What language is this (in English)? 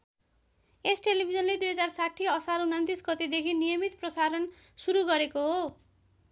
Nepali